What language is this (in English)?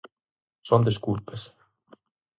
Galician